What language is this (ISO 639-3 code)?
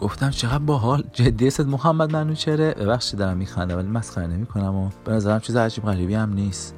fas